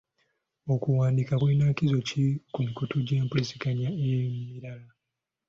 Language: Ganda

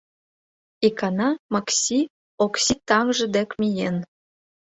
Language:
Mari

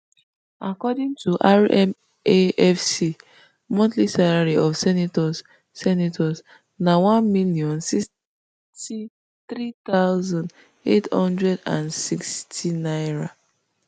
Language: Nigerian Pidgin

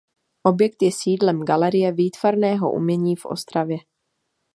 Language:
Czech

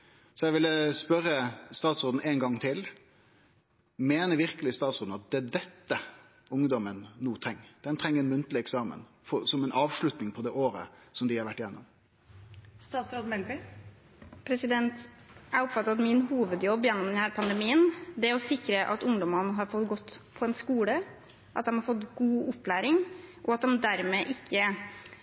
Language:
Norwegian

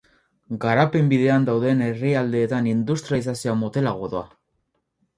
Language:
Basque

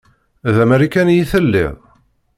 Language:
Kabyle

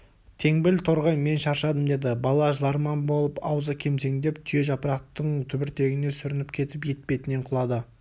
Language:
Kazakh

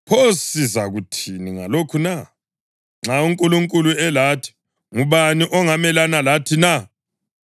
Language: North Ndebele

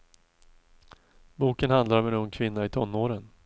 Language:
Swedish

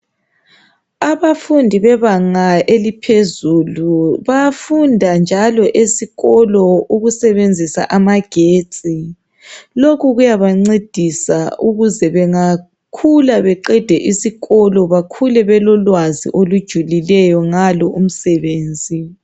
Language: North Ndebele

